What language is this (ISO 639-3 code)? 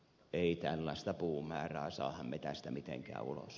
fin